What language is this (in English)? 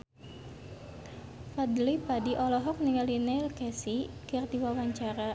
Sundanese